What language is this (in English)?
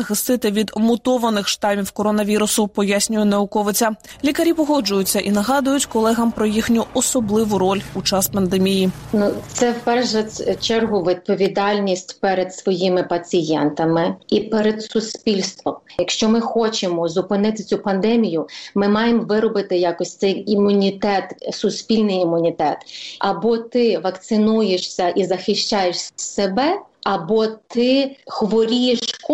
Ukrainian